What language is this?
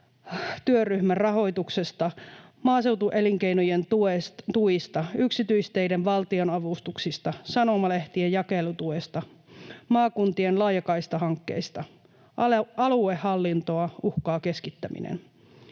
Finnish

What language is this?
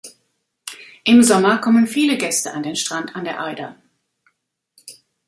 German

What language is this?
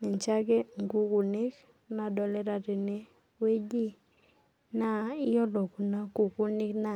Masai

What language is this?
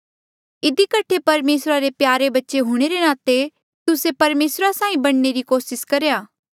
Mandeali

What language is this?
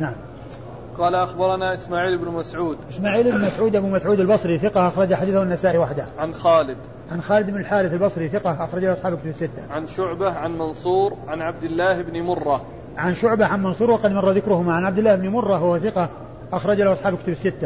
Arabic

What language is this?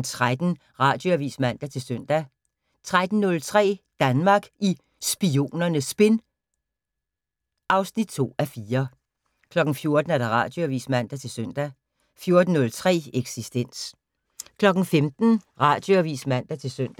Danish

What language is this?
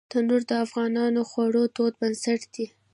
Pashto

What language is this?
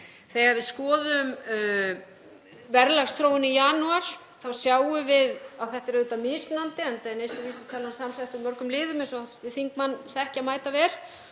Icelandic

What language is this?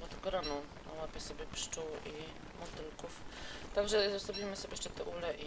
Polish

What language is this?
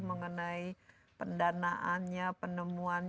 Indonesian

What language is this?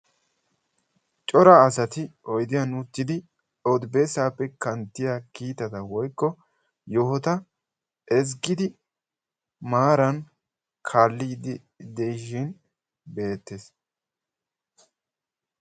Wolaytta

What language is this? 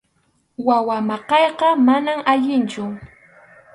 Arequipa-La Unión Quechua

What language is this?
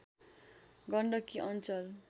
Nepali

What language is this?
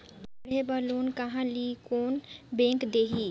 Chhattisgarhi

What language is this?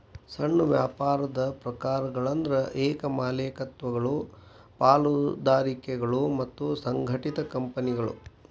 Kannada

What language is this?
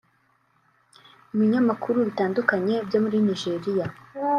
Kinyarwanda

